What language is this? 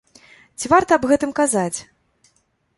Belarusian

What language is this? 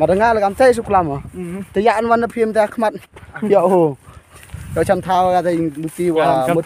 Thai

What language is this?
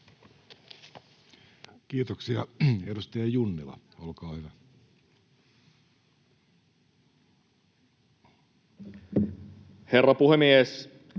Finnish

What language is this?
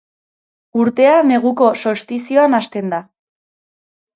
Basque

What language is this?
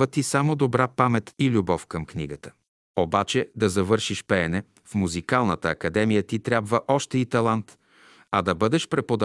Bulgarian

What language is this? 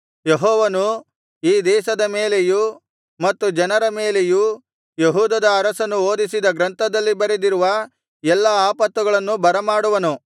Kannada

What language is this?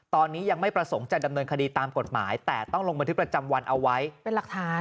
Thai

